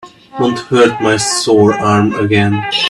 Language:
English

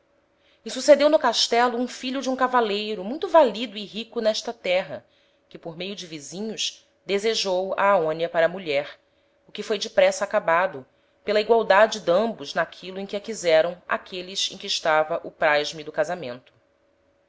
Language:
Portuguese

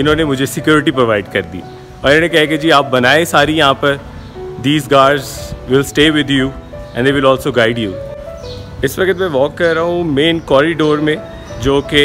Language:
Hindi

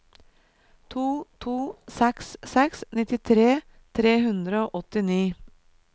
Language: Norwegian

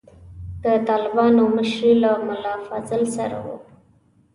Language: Pashto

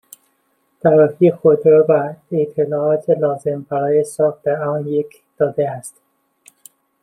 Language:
Persian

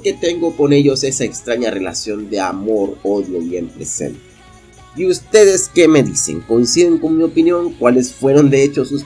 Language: Spanish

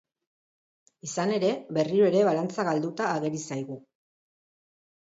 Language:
Basque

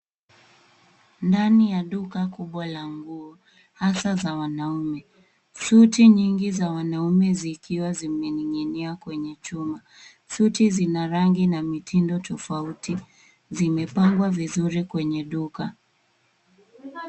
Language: Swahili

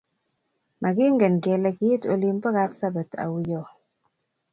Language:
Kalenjin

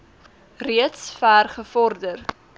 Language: Afrikaans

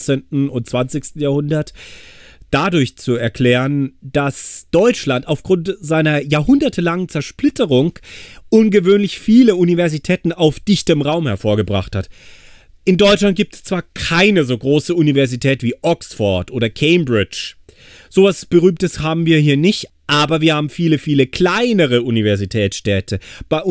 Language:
German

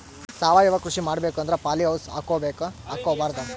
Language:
Kannada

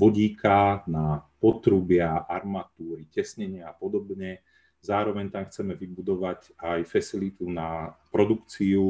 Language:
Slovak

